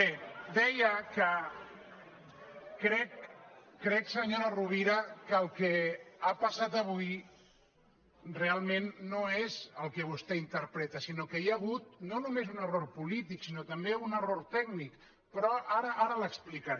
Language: Catalan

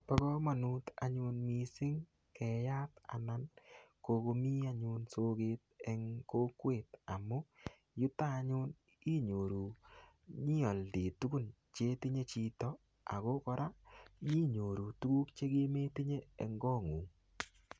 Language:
Kalenjin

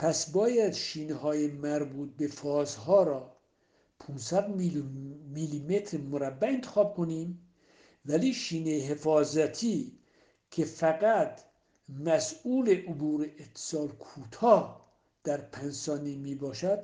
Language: Persian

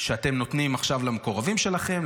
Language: Hebrew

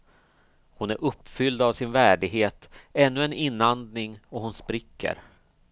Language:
Swedish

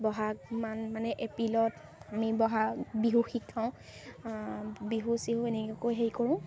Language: Assamese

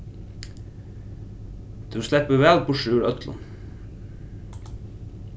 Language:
Faroese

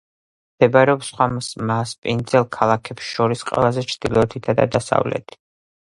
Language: Georgian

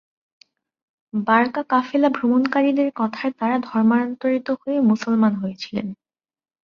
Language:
Bangla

